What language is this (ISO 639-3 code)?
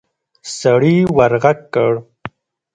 pus